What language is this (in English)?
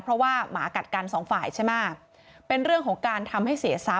Thai